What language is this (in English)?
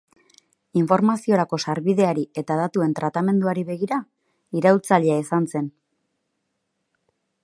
Basque